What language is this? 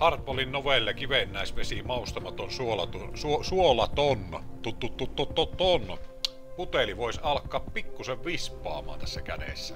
Finnish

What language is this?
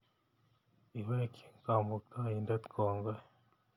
Kalenjin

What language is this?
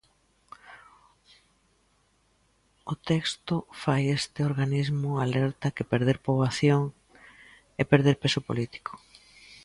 Galician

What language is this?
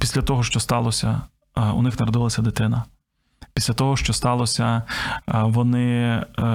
Ukrainian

